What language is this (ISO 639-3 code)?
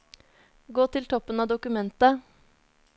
nor